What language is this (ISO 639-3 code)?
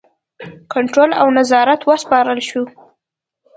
pus